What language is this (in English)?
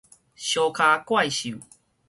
Min Nan Chinese